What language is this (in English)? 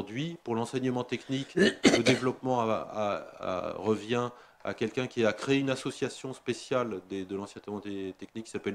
French